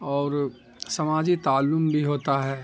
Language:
Urdu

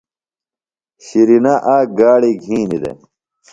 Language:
Phalura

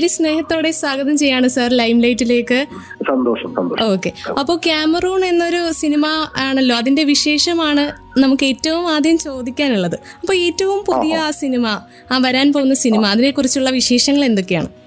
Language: Malayalam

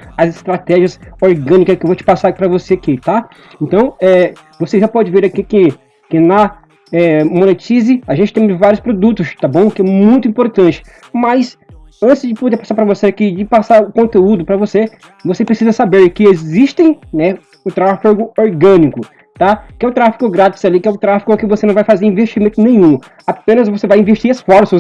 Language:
Portuguese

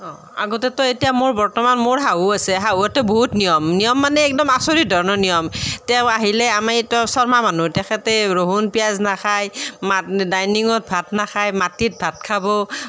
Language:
Assamese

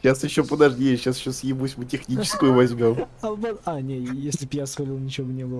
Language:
Russian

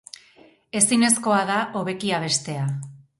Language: Basque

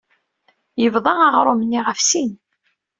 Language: Kabyle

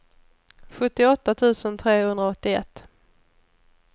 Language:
Swedish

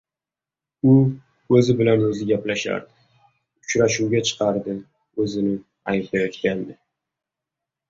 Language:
Uzbek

